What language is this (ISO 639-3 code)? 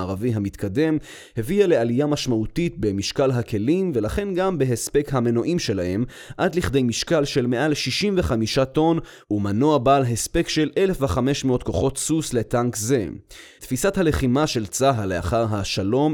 heb